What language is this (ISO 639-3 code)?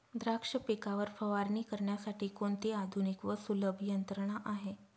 mar